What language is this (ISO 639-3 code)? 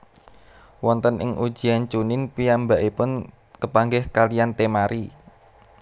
jav